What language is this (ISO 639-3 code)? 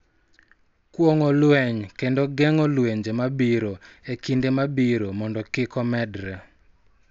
luo